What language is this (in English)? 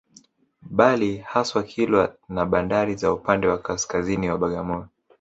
Swahili